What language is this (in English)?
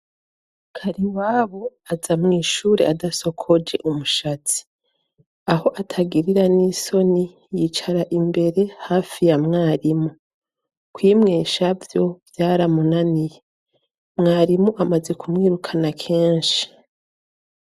Rundi